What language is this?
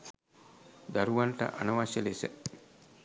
Sinhala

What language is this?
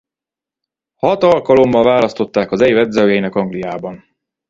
Hungarian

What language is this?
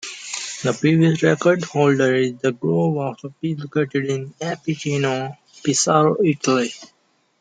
English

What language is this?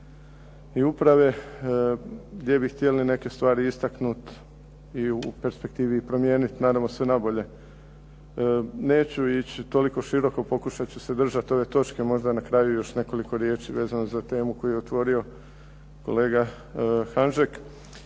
Croatian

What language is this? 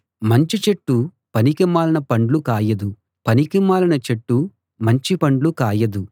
Telugu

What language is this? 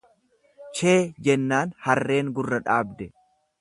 Oromo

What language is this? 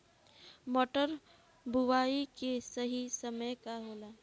Bhojpuri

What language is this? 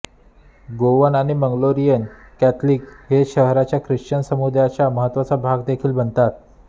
Marathi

